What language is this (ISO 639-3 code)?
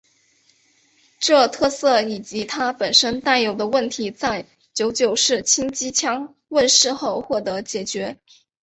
zho